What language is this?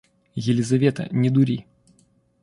Russian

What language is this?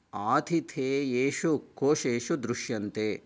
Sanskrit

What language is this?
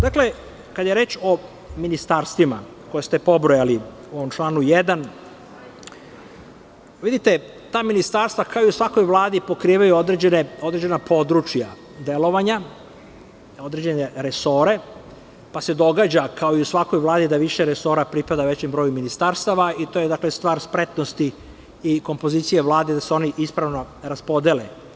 Serbian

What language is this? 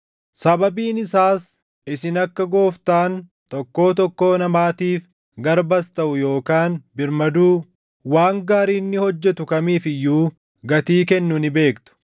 Oromo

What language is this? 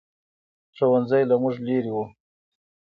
Pashto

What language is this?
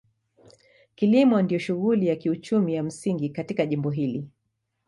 Swahili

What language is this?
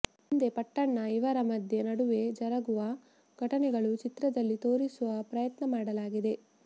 Kannada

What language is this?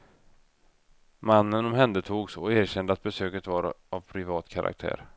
Swedish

